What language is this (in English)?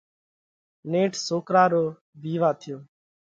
Parkari Koli